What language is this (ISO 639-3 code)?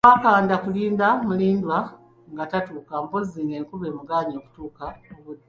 lug